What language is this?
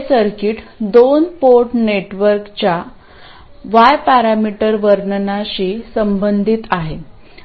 Marathi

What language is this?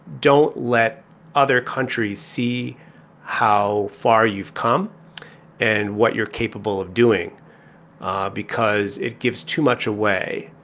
English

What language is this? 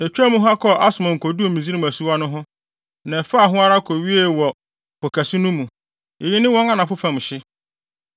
Akan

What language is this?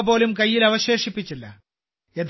Malayalam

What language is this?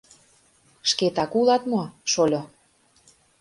Mari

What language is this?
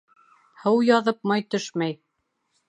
Bashkir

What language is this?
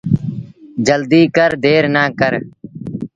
Sindhi Bhil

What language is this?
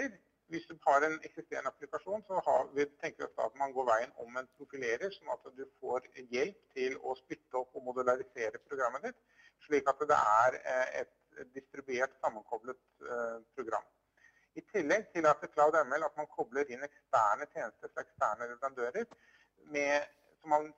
Norwegian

